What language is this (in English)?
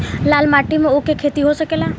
Bhojpuri